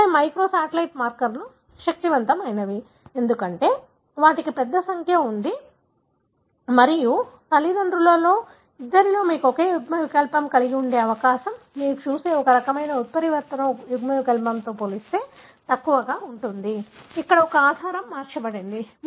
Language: Telugu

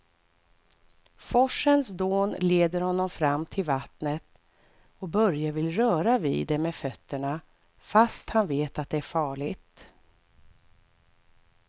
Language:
Swedish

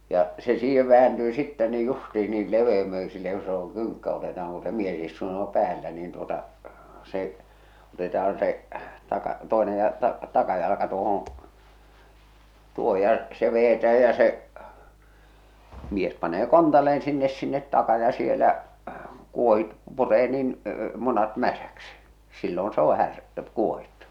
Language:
Finnish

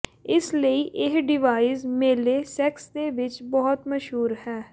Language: Punjabi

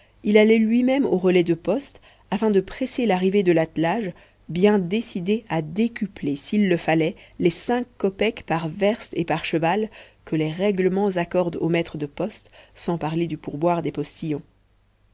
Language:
French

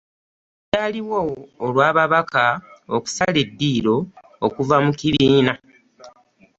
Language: Ganda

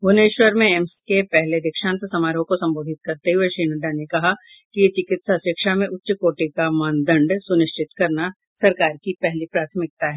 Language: Hindi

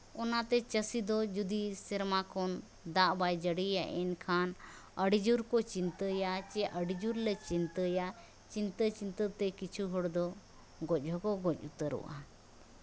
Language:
Santali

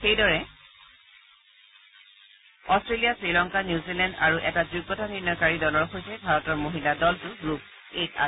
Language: Assamese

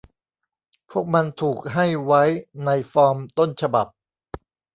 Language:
Thai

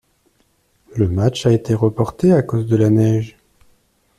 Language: French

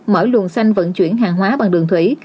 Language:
Vietnamese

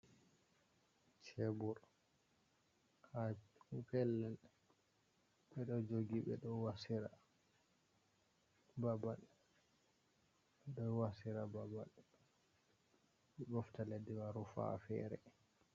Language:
Fula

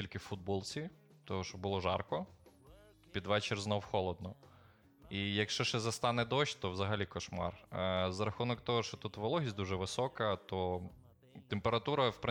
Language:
Ukrainian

